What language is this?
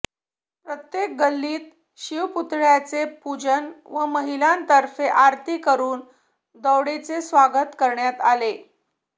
Marathi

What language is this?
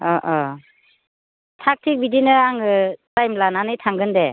Bodo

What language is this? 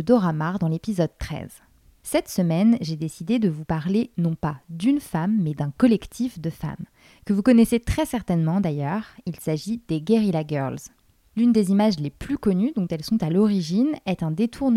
French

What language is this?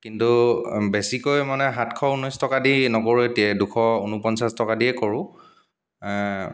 Assamese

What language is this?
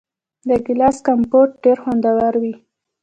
Pashto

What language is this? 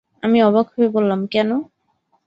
Bangla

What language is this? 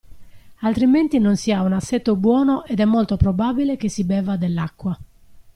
Italian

